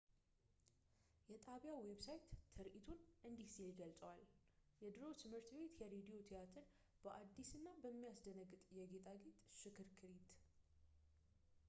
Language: Amharic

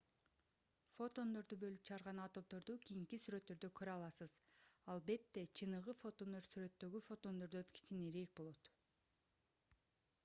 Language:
Kyrgyz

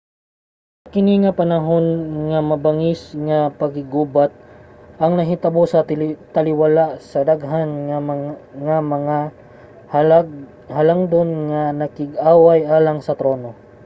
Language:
Cebuano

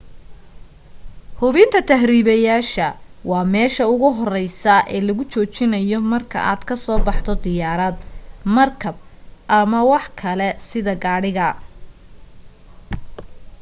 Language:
Somali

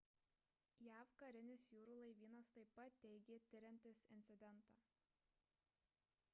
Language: Lithuanian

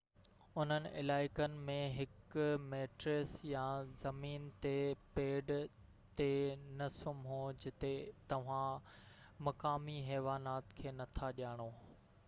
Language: Sindhi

